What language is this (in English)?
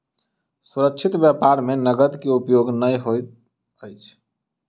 Maithili